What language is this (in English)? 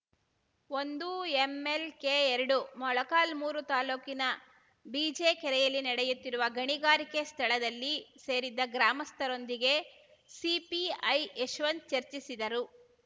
Kannada